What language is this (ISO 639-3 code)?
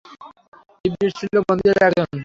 ben